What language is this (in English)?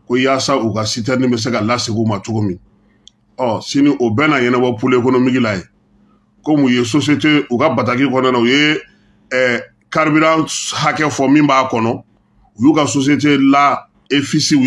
French